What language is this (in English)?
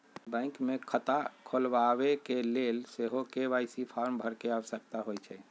Magahi